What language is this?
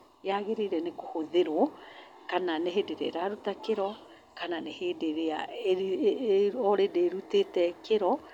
Kikuyu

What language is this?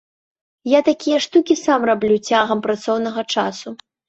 Belarusian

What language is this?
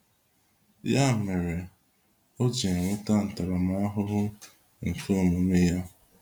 Igbo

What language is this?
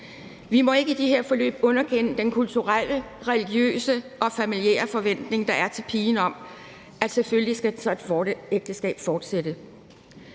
Danish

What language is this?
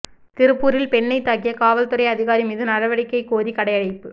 Tamil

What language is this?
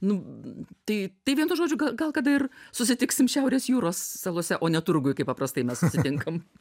Lithuanian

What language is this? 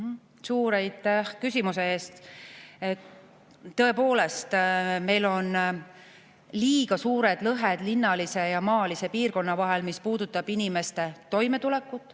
Estonian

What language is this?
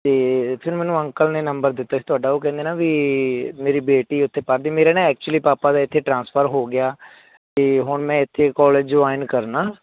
Punjabi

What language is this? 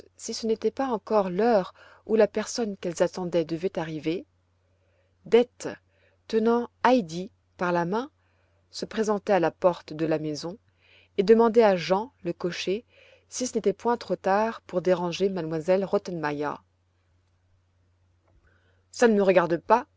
French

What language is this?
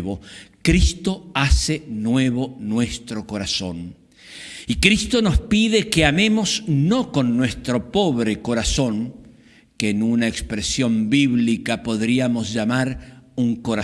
Spanish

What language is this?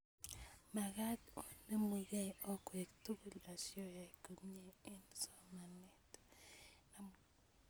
Kalenjin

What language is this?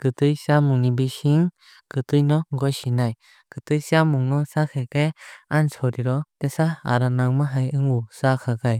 Kok Borok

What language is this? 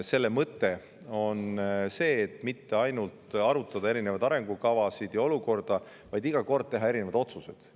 Estonian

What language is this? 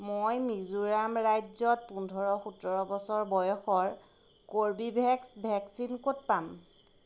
Assamese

